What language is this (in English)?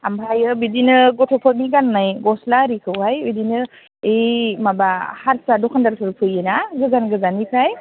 Bodo